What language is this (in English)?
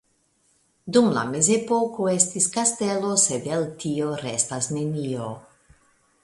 Esperanto